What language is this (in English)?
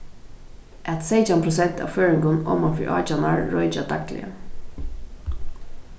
Faroese